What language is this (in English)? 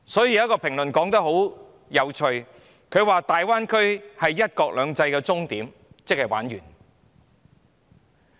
Cantonese